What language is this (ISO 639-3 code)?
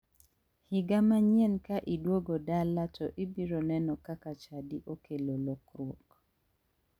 luo